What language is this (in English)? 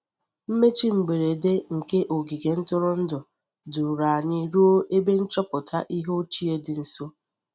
Igbo